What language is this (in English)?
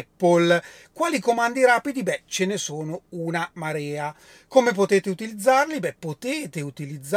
Italian